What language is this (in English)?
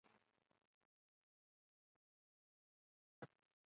Chinese